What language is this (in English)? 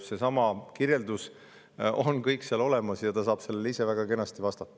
Estonian